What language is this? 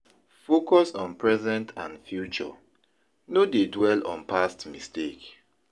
Nigerian Pidgin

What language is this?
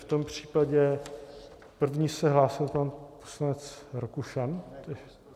Czech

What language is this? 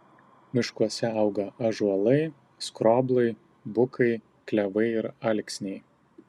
Lithuanian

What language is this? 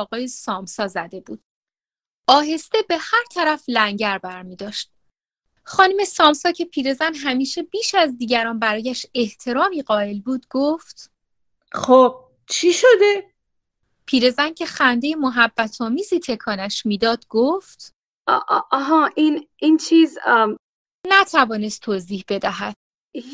Persian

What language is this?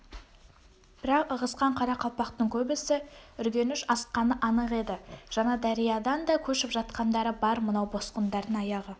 Kazakh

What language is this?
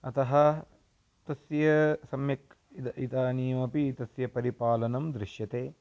Sanskrit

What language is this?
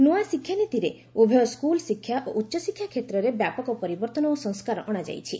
Odia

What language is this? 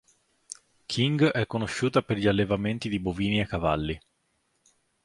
Italian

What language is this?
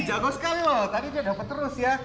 Indonesian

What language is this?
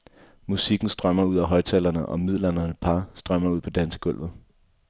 Danish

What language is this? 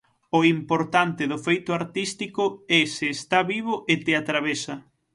Galician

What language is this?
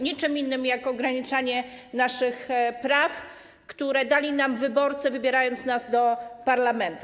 Polish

